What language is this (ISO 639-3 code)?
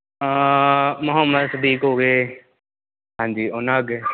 pan